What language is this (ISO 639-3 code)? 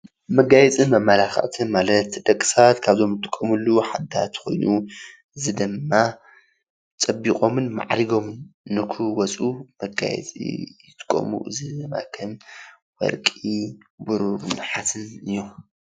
tir